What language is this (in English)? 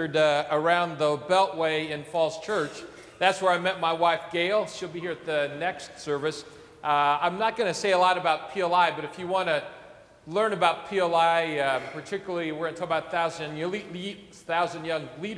English